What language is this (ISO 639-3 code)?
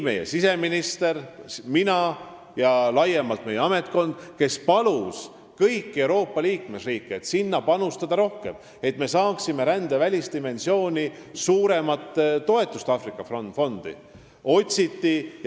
est